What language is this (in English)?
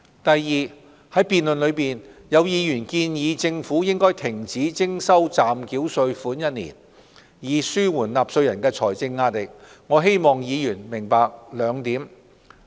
Cantonese